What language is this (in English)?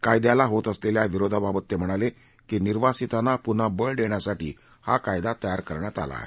Marathi